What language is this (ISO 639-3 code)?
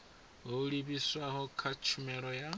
ven